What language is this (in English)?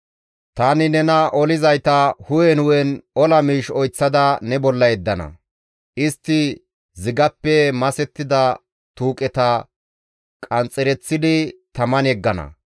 Gamo